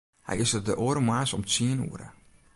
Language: Western Frisian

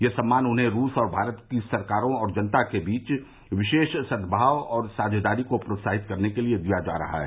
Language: Hindi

